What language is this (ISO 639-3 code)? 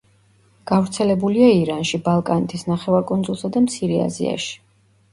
kat